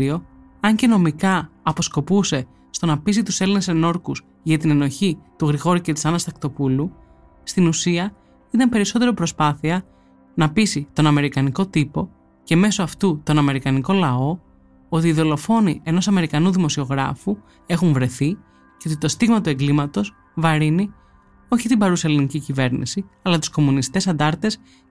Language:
Greek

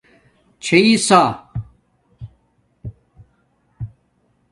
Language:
Domaaki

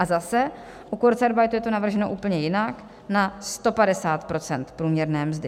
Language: Czech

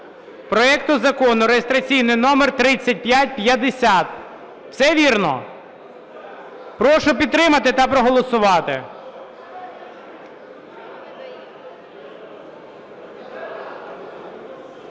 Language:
Ukrainian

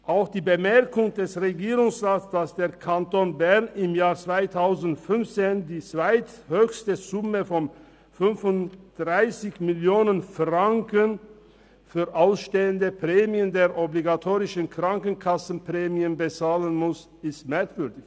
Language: Swiss German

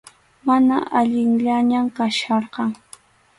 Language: Arequipa-La Unión Quechua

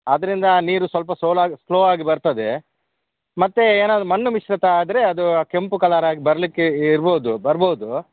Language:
Kannada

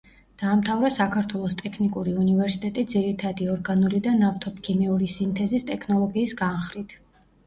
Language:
Georgian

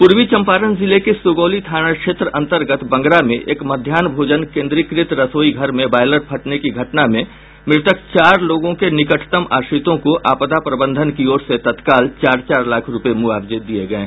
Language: Hindi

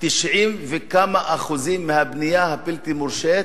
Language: Hebrew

